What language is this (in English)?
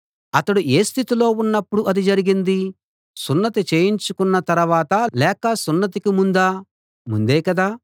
Telugu